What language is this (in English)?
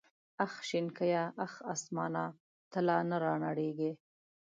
Pashto